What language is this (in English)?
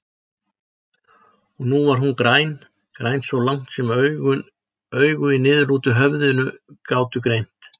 Icelandic